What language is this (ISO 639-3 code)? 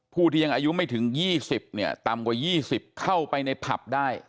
tha